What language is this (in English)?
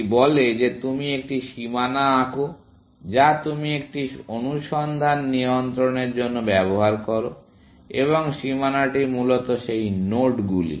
Bangla